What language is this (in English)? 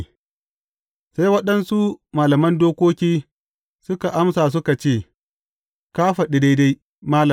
Hausa